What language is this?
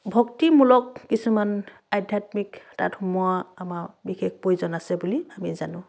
Assamese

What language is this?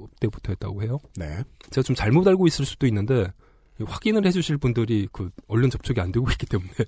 Korean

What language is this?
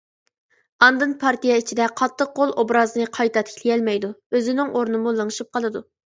Uyghur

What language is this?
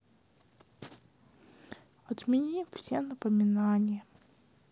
Russian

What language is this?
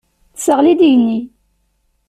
Kabyle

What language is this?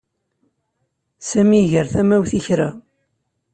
Kabyle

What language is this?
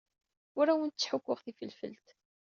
Kabyle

